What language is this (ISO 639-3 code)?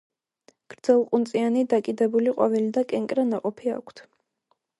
kat